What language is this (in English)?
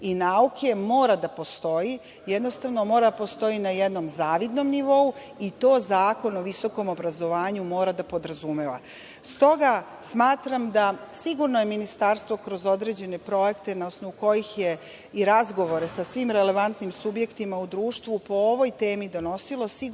Serbian